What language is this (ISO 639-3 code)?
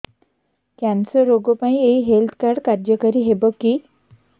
ori